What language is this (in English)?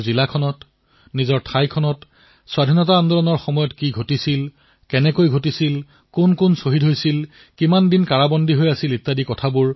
Assamese